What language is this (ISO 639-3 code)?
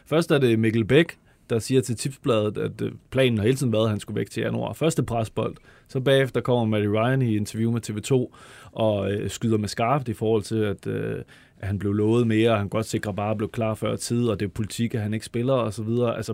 dan